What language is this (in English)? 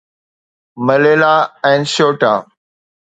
Sindhi